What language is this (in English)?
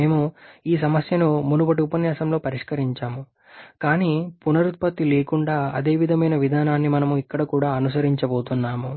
Telugu